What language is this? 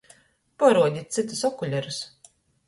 Latgalian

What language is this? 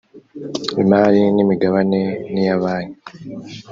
Kinyarwanda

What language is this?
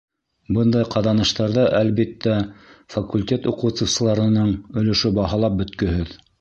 Bashkir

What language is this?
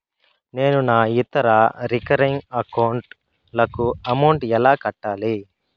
Telugu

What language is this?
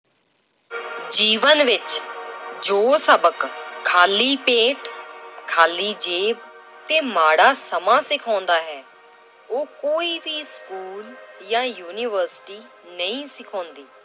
Punjabi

